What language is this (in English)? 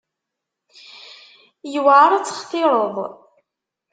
Kabyle